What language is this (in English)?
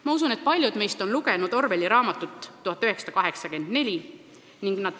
Estonian